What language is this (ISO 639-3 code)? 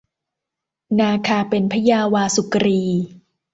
tha